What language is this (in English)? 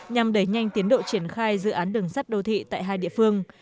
Vietnamese